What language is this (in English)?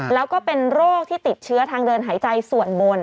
Thai